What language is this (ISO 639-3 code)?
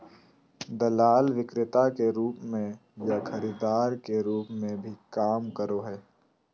mag